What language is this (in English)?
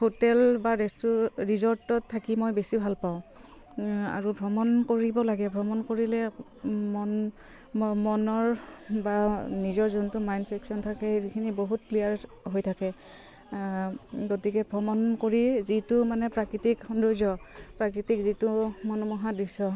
Assamese